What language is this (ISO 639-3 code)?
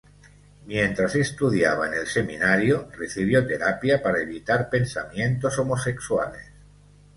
spa